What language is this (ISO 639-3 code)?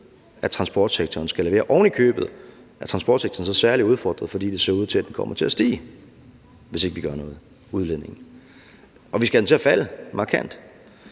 dan